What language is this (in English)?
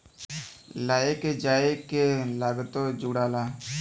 Bhojpuri